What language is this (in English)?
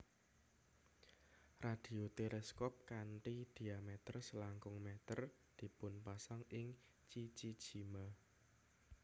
Javanese